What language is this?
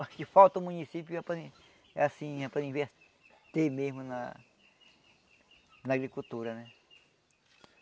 Portuguese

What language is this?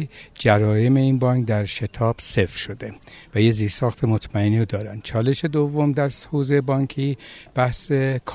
Persian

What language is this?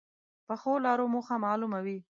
Pashto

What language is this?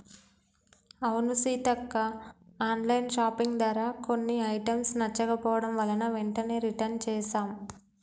Telugu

